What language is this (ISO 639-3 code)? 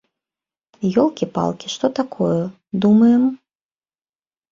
bel